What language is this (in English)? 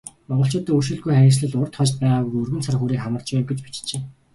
Mongolian